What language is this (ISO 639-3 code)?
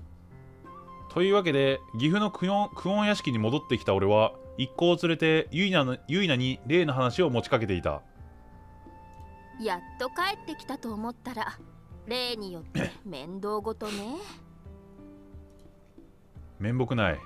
jpn